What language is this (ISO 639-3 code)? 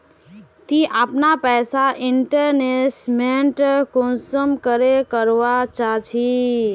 mag